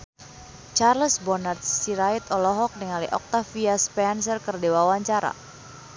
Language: Sundanese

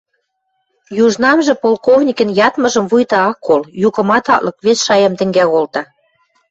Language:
Western Mari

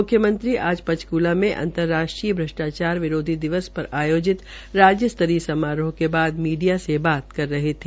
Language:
Hindi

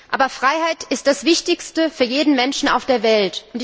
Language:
German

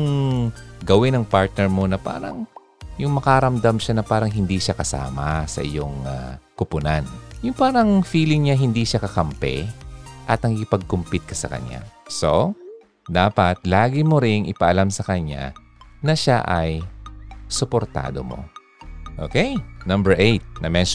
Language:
Filipino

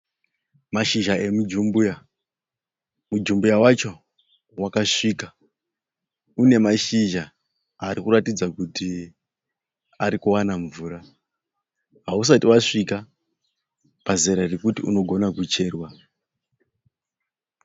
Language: Shona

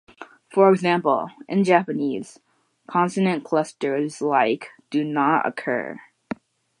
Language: English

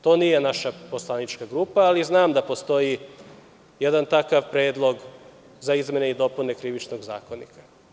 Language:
Serbian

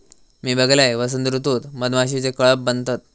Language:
Marathi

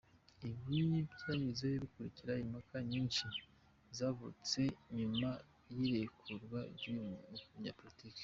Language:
Kinyarwanda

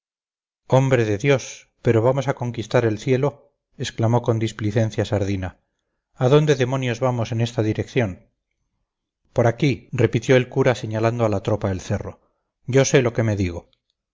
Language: Spanish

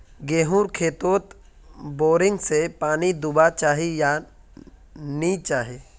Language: Magahi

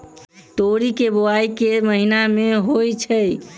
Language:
Maithili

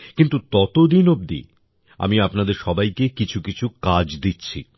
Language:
Bangla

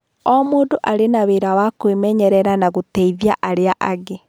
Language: Kikuyu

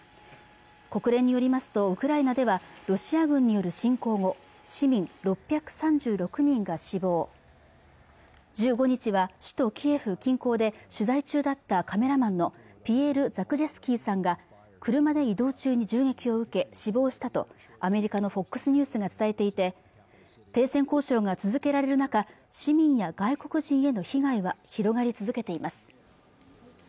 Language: Japanese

